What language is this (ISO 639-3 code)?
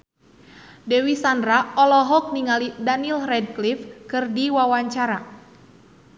sun